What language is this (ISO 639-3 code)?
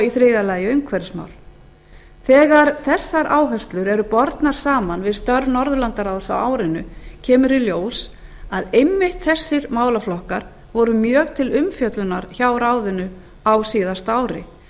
isl